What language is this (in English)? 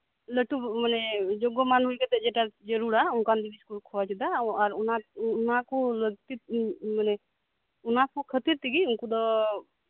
Santali